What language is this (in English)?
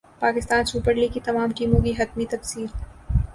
Urdu